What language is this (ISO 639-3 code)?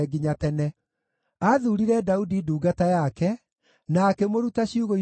kik